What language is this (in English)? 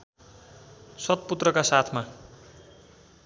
Nepali